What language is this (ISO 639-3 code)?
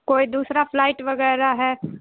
urd